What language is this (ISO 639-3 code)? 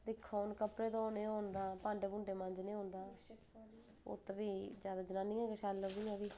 doi